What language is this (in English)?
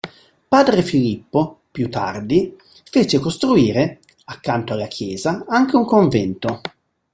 Italian